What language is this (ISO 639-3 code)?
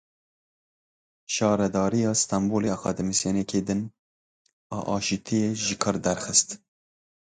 kur